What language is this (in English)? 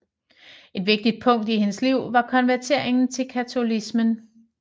Danish